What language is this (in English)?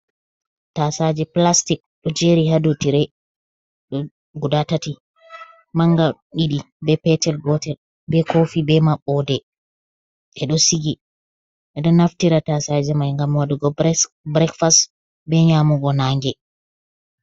Fula